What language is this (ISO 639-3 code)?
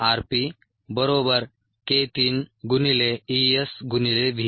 mar